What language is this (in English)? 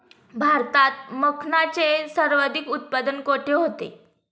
Marathi